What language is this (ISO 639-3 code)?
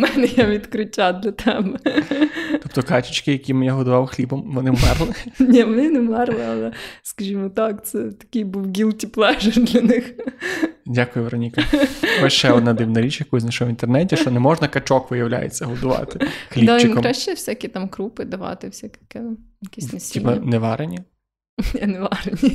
ukr